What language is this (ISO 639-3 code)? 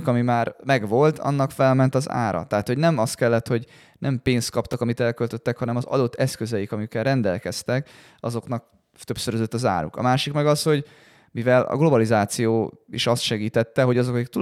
hun